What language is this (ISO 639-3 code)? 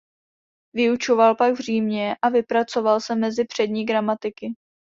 ces